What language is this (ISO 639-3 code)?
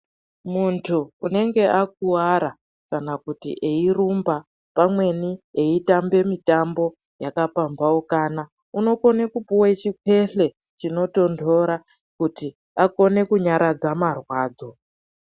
ndc